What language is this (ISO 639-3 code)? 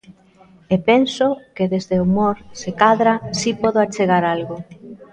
glg